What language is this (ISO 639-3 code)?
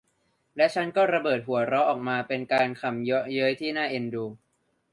tha